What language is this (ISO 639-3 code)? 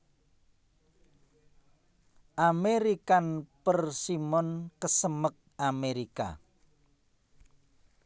jav